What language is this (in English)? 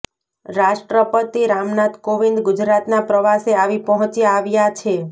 Gujarati